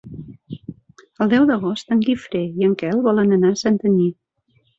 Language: Catalan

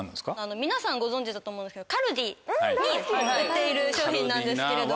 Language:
Japanese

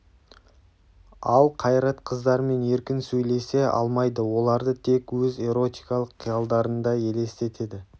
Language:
Kazakh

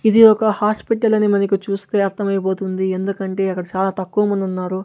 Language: Telugu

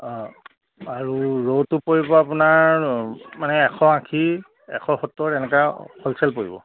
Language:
Assamese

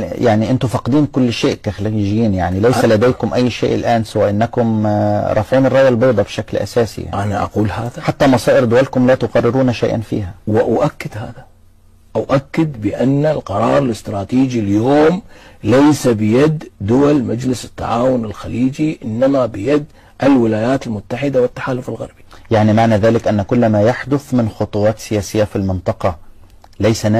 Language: Arabic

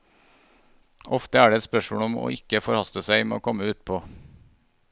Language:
Norwegian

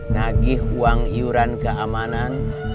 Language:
Indonesian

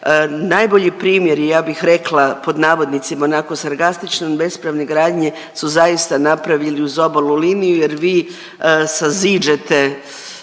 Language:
Croatian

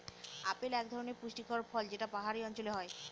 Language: Bangla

